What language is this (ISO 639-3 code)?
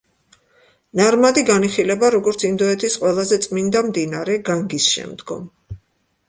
kat